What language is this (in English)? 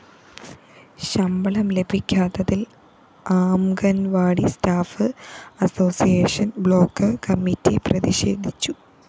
Malayalam